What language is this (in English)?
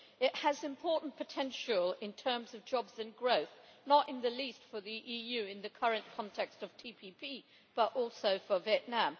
English